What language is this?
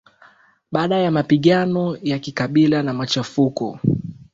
Swahili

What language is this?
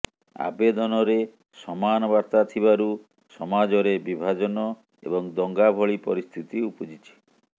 Odia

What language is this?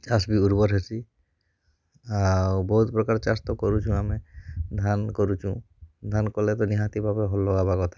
Odia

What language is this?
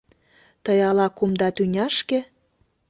Mari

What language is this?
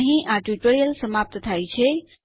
Gujarati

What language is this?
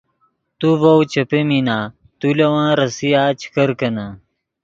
Yidgha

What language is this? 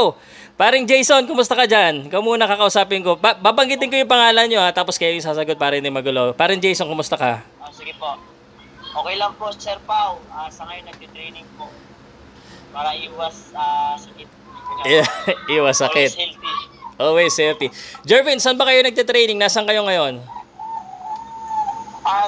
Filipino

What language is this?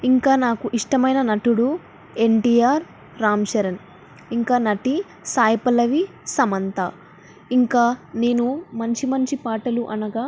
Telugu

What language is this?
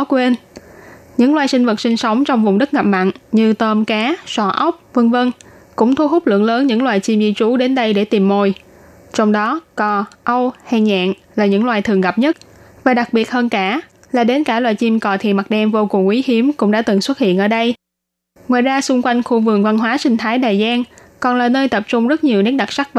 Vietnamese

